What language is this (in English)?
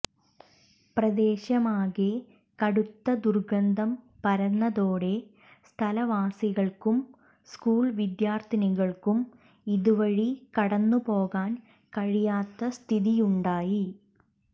Malayalam